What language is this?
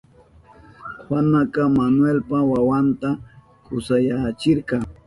Southern Pastaza Quechua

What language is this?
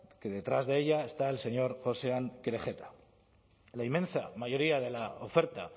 Spanish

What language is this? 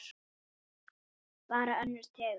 Icelandic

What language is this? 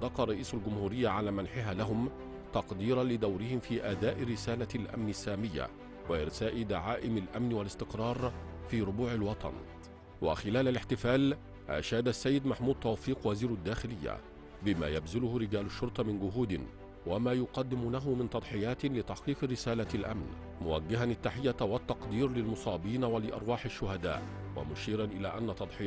Arabic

